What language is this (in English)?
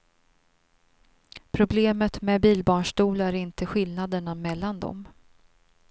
Swedish